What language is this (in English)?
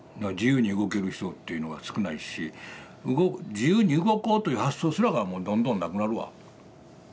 Japanese